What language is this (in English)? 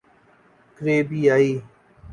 Urdu